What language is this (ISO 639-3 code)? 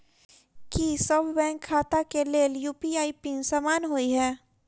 mai